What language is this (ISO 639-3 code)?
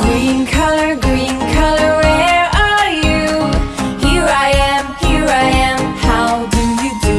vie